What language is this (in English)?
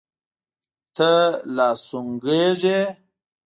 Pashto